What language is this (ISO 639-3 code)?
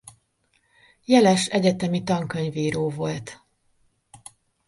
hun